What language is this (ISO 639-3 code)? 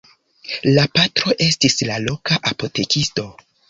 epo